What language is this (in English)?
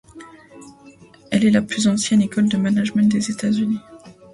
French